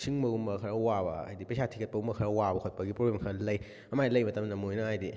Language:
Manipuri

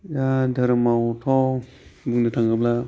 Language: Bodo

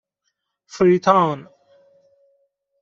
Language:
Persian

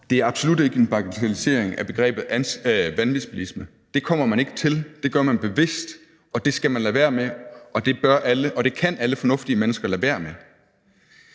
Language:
Danish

